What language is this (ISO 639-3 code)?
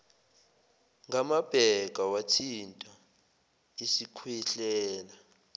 zul